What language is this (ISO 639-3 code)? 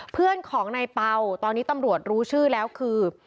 tha